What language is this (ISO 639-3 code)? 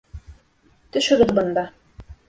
bak